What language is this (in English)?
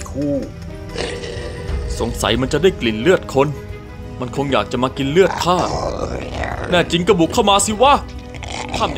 Thai